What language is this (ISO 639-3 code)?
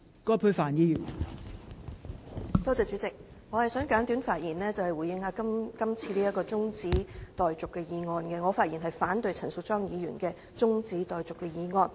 yue